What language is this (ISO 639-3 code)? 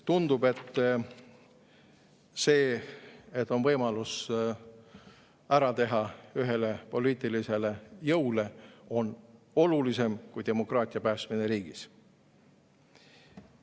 est